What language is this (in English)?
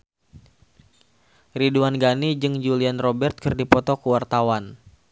Sundanese